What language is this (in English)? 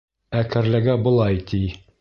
Bashkir